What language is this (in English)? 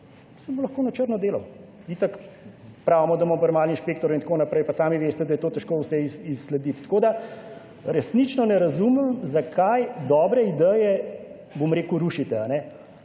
Slovenian